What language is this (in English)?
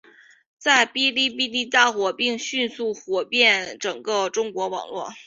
Chinese